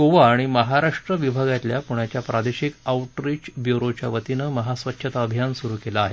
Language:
Marathi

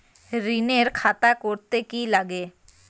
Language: Bangla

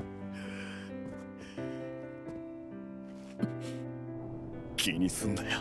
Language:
Japanese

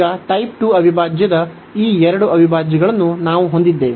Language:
Kannada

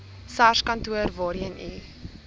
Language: Afrikaans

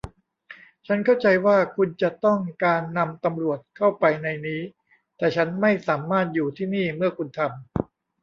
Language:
Thai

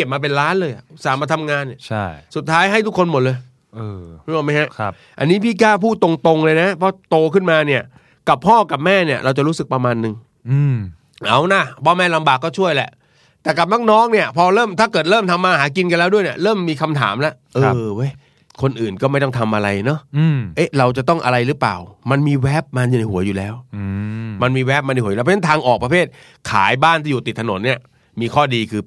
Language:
Thai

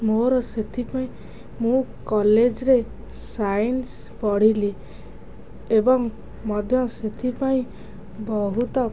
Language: Odia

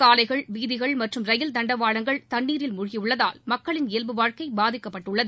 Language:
Tamil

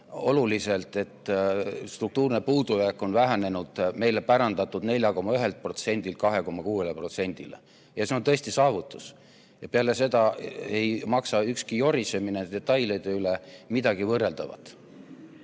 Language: Estonian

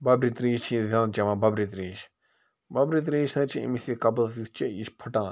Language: Kashmiri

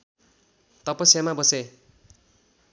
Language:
Nepali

